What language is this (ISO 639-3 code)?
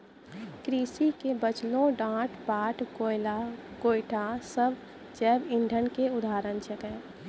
mai